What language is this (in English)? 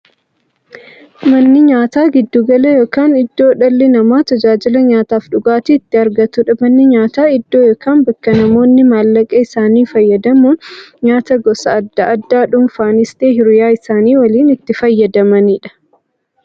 Oromo